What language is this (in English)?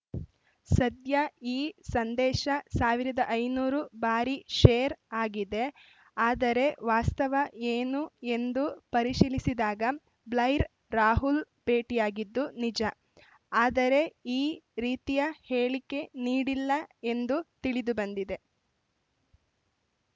Kannada